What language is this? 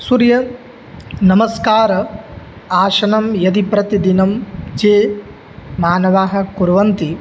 Sanskrit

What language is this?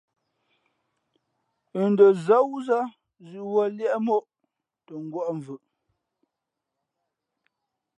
Fe'fe'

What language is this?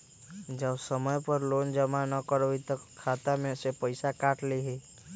Magahi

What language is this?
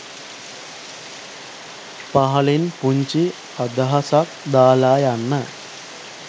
Sinhala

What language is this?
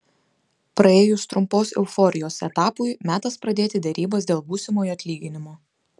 Lithuanian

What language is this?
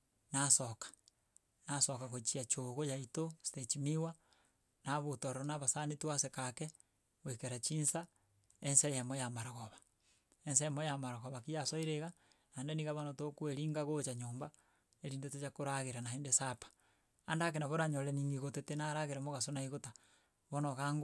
Gusii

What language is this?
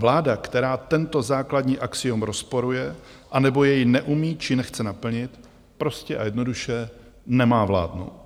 Czech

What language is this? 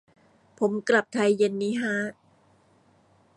Thai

